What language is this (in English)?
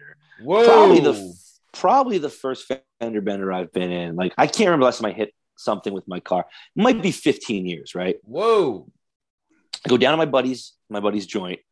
English